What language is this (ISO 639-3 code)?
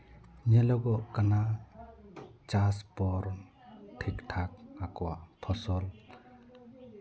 sat